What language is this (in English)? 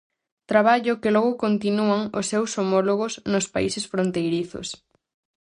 Galician